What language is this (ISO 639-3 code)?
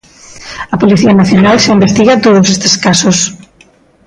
glg